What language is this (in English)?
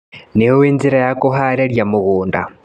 Kikuyu